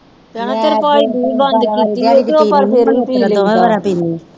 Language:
Punjabi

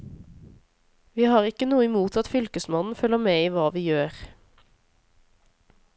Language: Norwegian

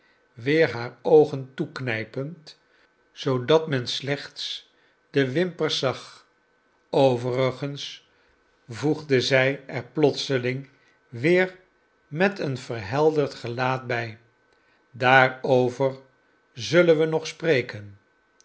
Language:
Dutch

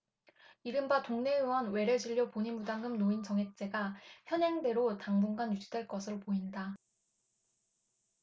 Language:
Korean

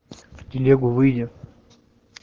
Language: Russian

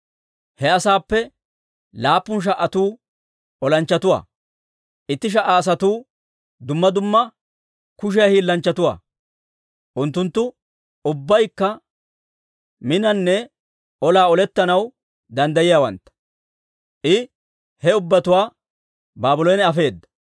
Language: Dawro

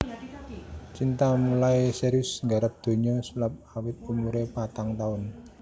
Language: Javanese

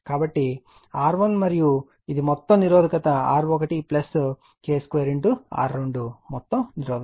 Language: Telugu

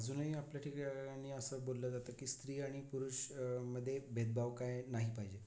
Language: Marathi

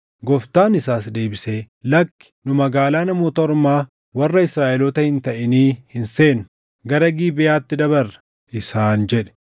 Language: Oromo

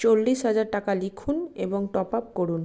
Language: Bangla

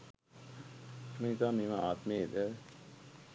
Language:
Sinhala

